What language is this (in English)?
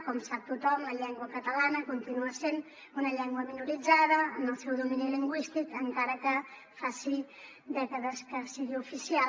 Catalan